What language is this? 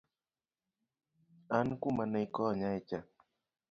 Luo (Kenya and Tanzania)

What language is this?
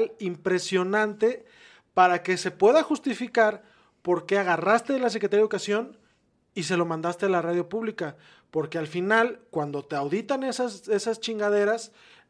Spanish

